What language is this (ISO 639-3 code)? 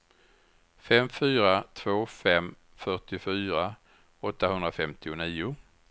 swe